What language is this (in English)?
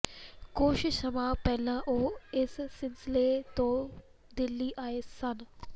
Punjabi